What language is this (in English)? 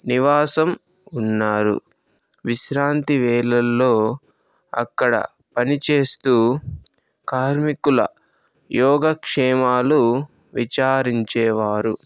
Telugu